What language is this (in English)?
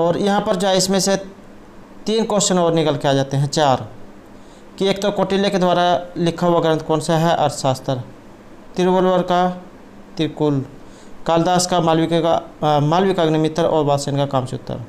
Hindi